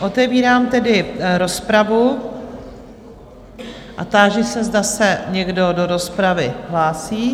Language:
Czech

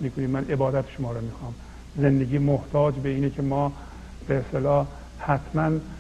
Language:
Persian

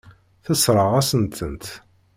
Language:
Kabyle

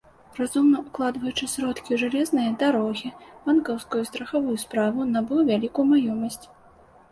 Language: Belarusian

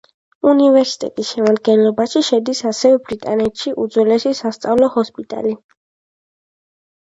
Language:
Georgian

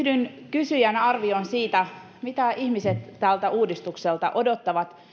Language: Finnish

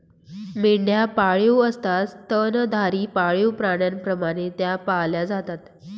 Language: Marathi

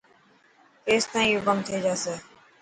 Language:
Dhatki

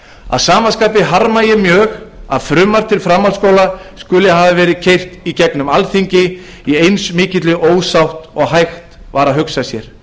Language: Icelandic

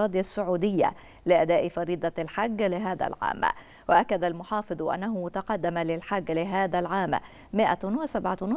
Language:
Arabic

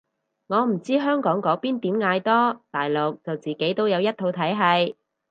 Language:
Cantonese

